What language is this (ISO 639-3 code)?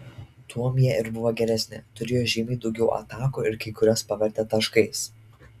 lit